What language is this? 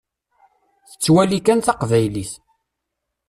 Kabyle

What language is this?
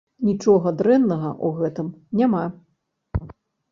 Belarusian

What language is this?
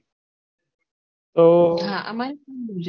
Gujarati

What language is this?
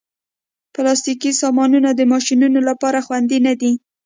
Pashto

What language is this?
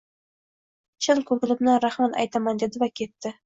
Uzbek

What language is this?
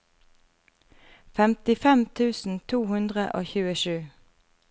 Norwegian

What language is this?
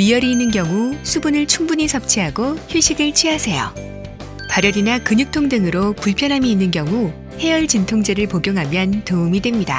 Korean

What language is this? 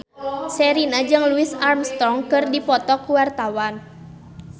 Sundanese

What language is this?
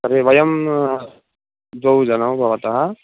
Sanskrit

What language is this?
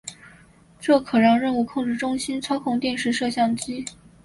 Chinese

